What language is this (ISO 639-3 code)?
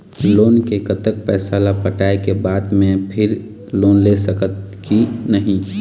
hne